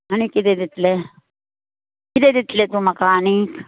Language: Konkani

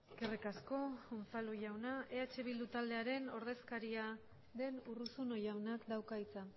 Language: Basque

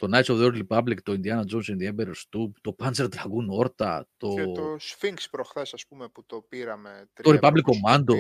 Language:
Greek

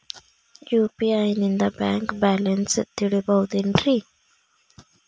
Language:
Kannada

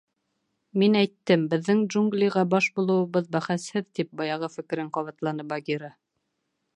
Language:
Bashkir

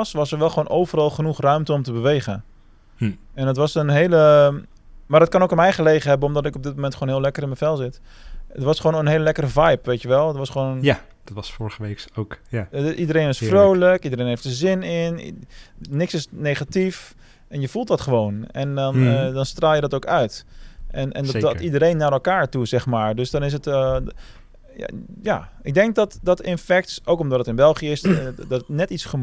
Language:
Dutch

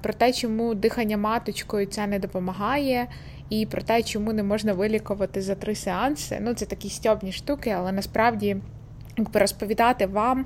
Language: Ukrainian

